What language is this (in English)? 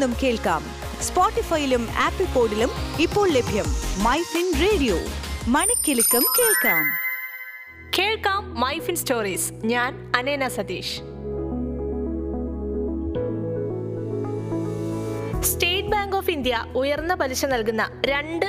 Malayalam